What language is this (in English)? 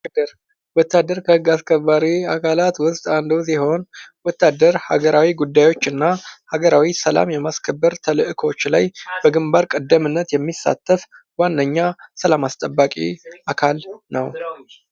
Amharic